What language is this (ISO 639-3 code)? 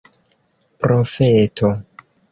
epo